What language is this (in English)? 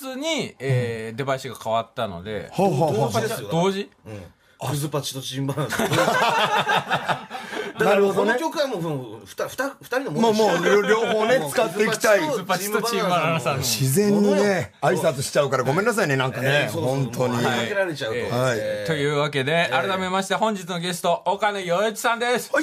Japanese